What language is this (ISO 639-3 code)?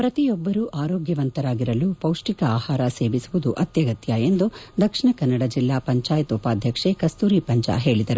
kan